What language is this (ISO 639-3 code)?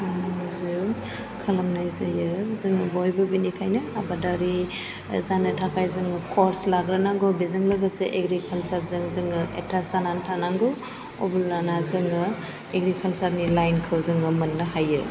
brx